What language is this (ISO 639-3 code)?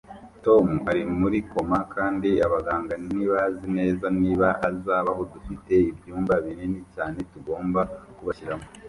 kin